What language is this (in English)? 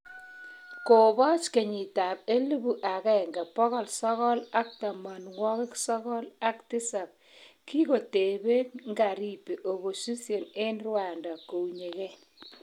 Kalenjin